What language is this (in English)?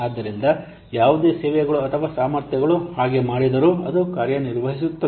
Kannada